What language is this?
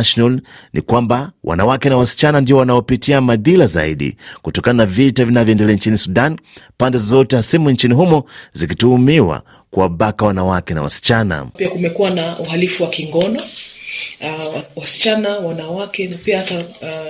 Swahili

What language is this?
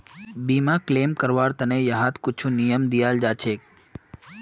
Magahi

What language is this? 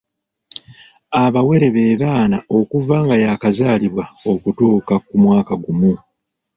Ganda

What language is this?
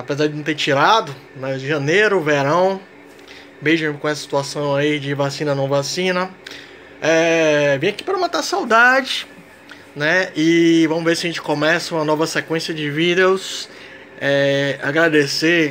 Portuguese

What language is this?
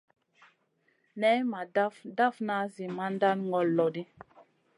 Masana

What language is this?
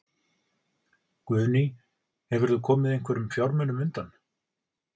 Icelandic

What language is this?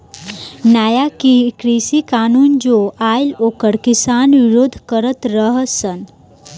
Bhojpuri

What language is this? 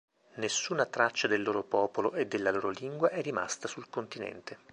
Italian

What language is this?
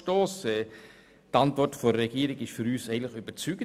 Swiss German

